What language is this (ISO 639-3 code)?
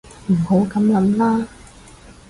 yue